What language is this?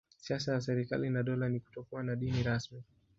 Swahili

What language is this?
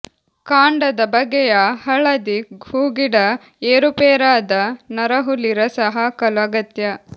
Kannada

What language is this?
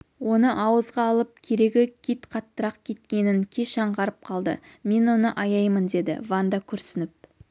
Kazakh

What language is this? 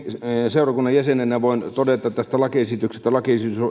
Finnish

